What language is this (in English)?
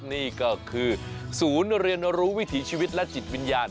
Thai